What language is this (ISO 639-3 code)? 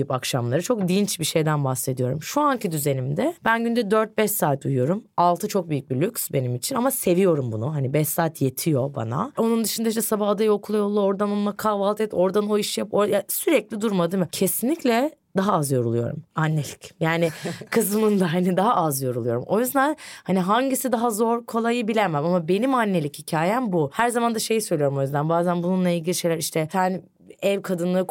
tur